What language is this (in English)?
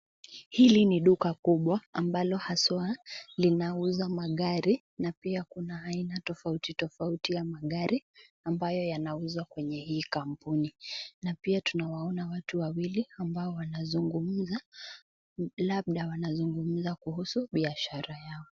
Swahili